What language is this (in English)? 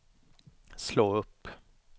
Swedish